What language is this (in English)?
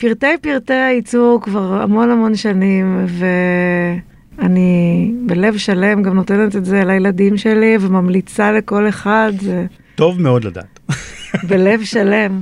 Hebrew